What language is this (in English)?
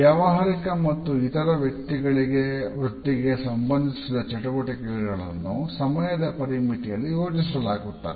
Kannada